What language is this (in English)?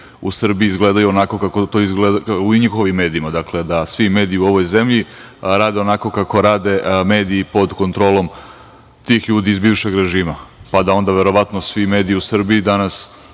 Serbian